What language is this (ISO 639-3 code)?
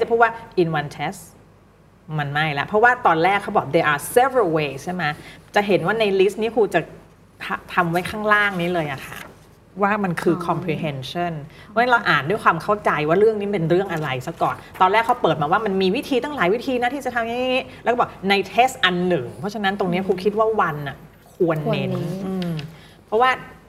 tha